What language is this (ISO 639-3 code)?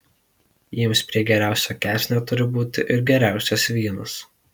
lit